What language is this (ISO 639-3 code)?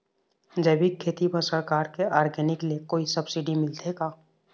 hne